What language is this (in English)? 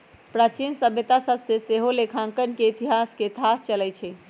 Magahi